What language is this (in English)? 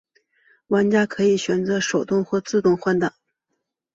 Chinese